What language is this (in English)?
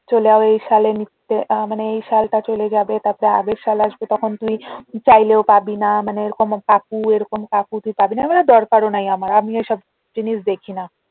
Bangla